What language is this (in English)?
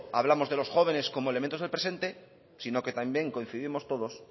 Spanish